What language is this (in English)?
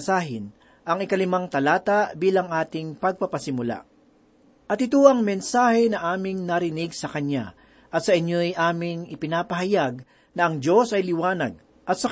Filipino